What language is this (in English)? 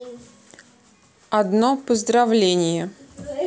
Russian